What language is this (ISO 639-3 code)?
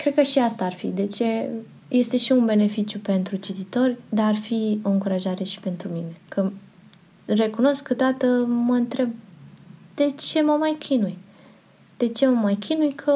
ron